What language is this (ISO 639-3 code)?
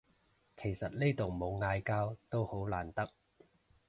yue